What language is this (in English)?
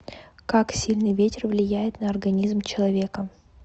Russian